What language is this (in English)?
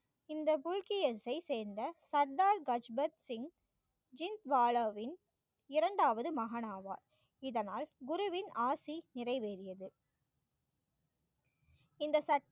Tamil